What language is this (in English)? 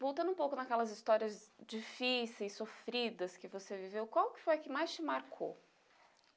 Portuguese